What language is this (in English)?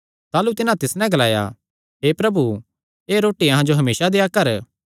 Kangri